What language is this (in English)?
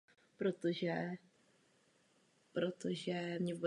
Czech